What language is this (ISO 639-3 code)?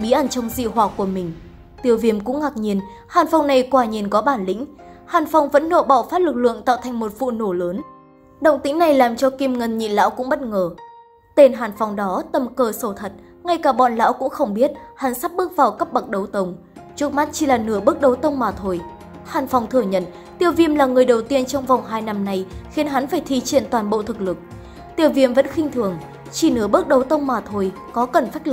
vie